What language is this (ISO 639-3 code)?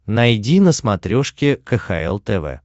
rus